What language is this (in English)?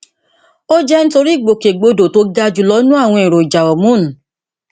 Yoruba